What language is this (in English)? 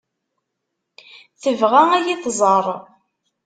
Kabyle